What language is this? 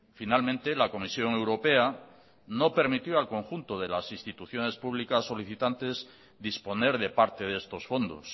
Spanish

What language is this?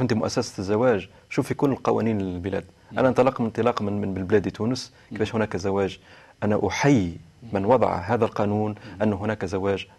Arabic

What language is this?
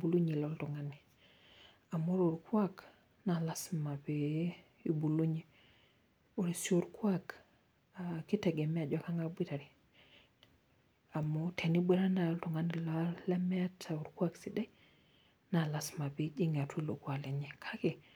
Masai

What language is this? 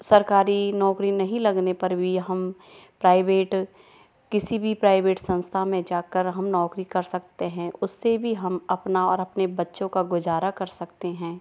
Hindi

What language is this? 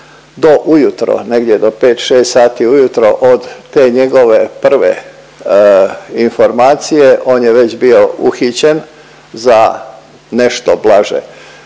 Croatian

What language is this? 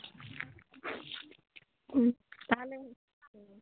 Santali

